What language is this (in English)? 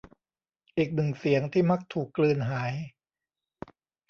Thai